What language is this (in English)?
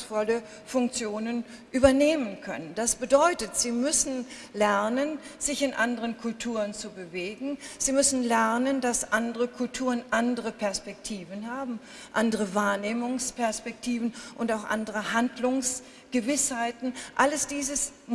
German